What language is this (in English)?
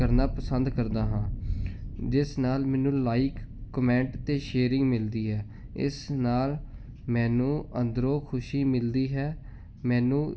Punjabi